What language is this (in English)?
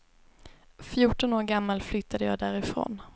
Swedish